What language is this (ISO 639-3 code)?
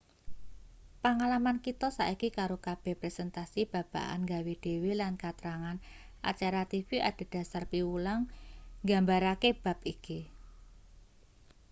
jav